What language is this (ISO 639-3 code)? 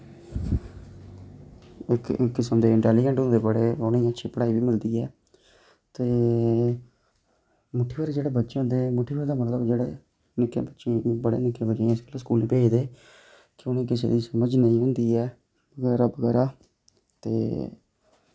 doi